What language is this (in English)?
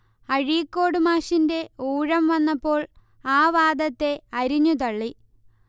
Malayalam